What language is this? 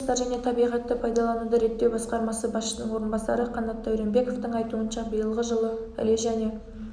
Kazakh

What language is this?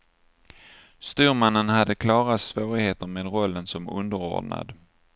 Swedish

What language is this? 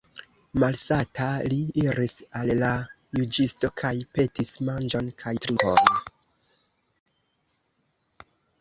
Esperanto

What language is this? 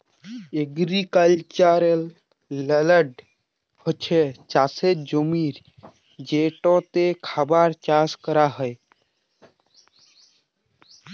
Bangla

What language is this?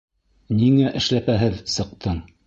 Bashkir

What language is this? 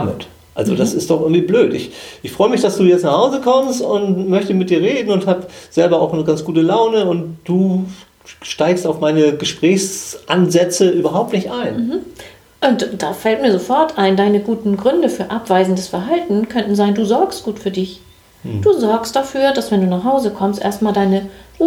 German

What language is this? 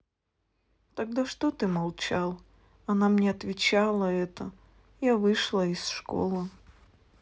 Russian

